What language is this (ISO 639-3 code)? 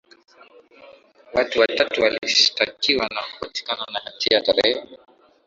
swa